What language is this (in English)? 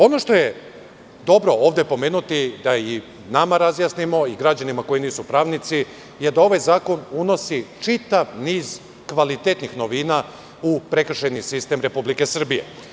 Serbian